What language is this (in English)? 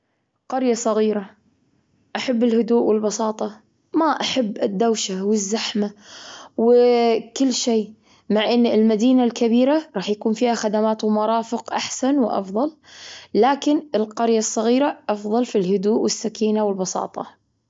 Gulf Arabic